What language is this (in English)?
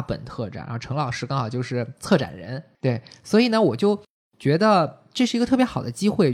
Chinese